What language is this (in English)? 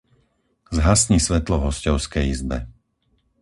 Slovak